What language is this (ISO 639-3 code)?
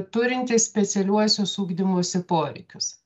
lit